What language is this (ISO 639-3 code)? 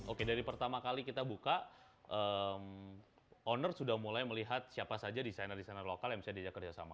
ind